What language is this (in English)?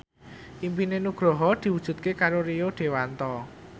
Javanese